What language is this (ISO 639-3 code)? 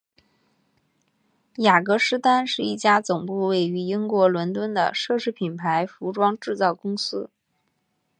zho